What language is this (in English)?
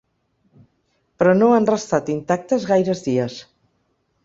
Catalan